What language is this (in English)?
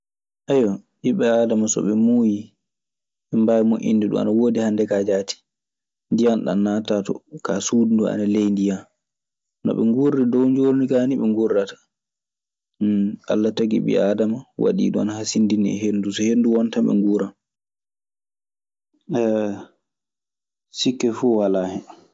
Maasina Fulfulde